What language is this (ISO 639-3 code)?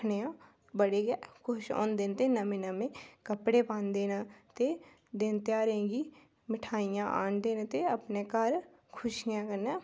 doi